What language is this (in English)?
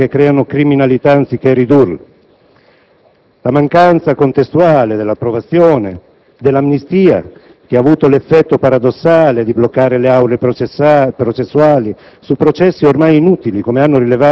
Italian